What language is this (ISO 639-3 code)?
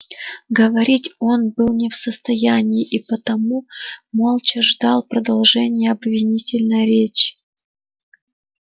rus